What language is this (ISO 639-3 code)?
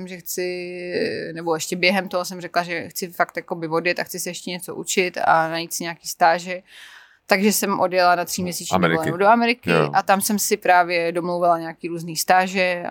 ces